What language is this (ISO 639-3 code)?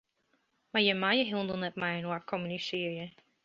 fry